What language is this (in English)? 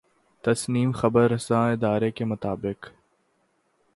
Urdu